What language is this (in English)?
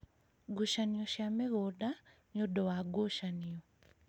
Kikuyu